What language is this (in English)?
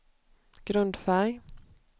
Swedish